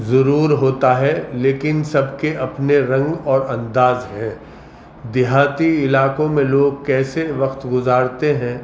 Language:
Urdu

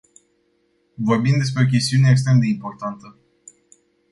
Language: Romanian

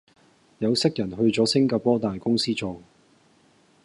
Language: Cantonese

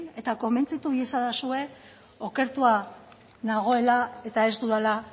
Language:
Basque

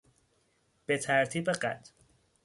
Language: Persian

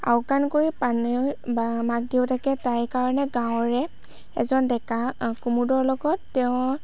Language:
Assamese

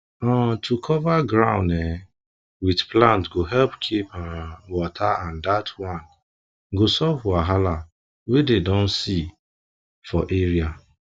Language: Nigerian Pidgin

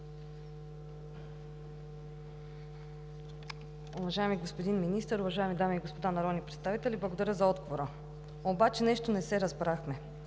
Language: Bulgarian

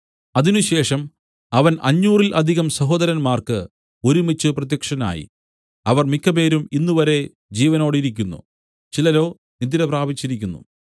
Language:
Malayalam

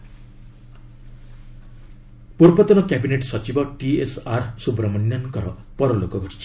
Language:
Odia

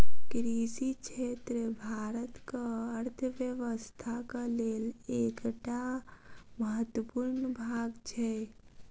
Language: Maithili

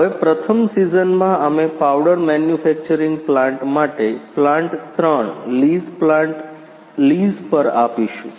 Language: Gujarati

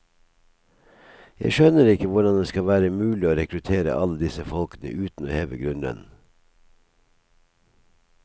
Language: Norwegian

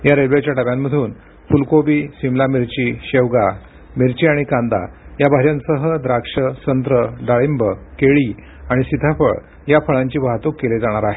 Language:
Marathi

